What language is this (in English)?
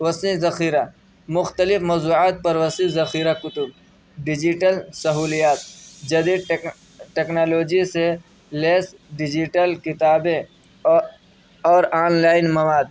Urdu